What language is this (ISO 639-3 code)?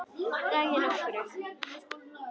isl